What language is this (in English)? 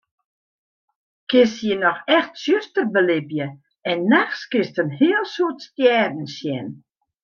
Western Frisian